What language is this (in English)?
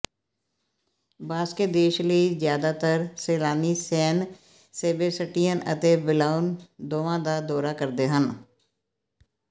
Punjabi